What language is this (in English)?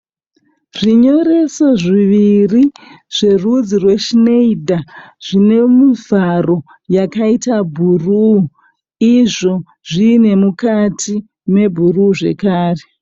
Shona